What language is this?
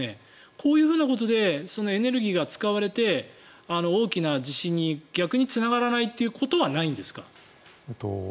Japanese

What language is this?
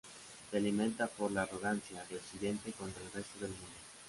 Spanish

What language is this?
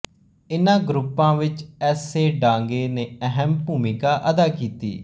Punjabi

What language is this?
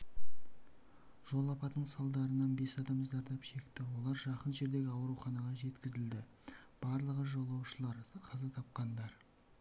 Kazakh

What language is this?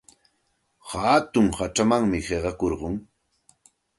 Santa Ana de Tusi Pasco Quechua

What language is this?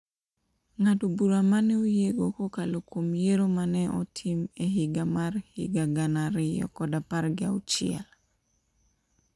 Luo (Kenya and Tanzania)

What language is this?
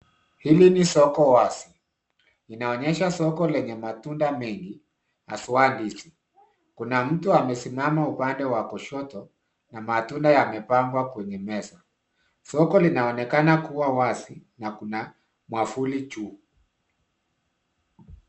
Swahili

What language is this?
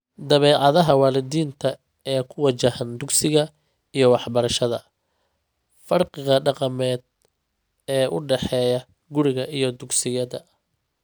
Somali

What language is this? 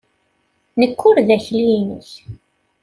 Kabyle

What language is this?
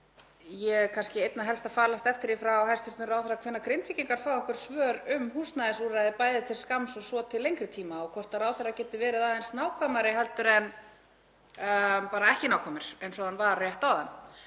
Icelandic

